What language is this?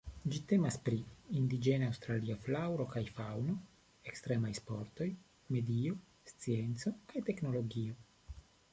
Esperanto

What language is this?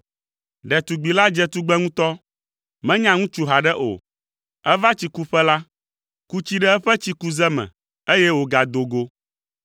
Ewe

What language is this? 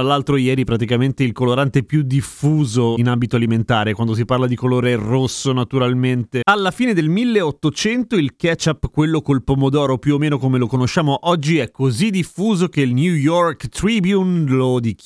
Italian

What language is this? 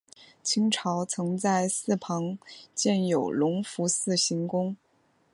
Chinese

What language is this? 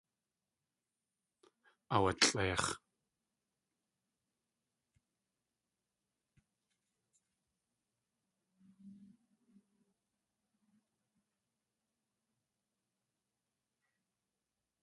Tlingit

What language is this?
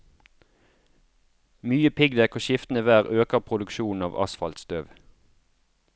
Norwegian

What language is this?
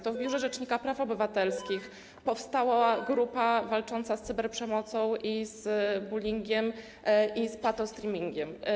Polish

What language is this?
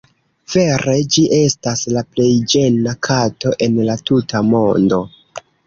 Esperanto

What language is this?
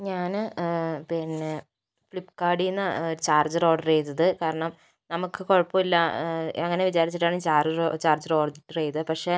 Malayalam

